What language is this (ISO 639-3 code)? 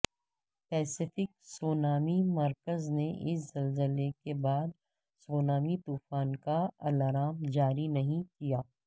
urd